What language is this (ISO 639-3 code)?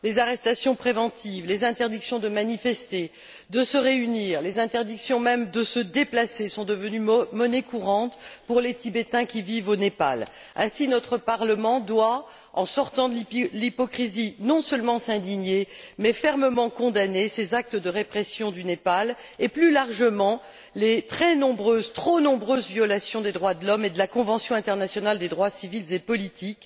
fra